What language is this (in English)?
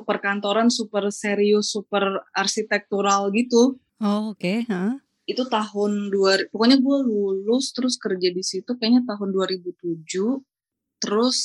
Indonesian